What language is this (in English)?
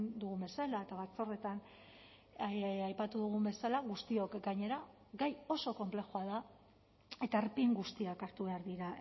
Basque